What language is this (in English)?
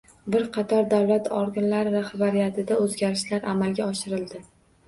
Uzbek